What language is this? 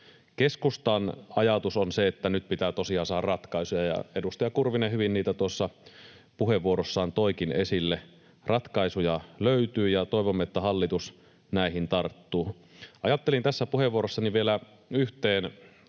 Finnish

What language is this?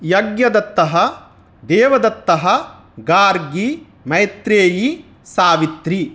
Sanskrit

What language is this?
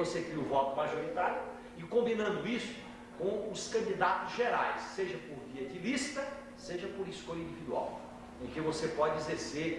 Portuguese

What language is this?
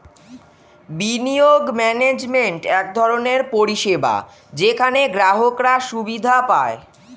Bangla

